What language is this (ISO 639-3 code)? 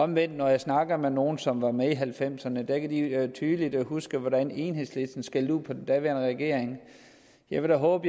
dan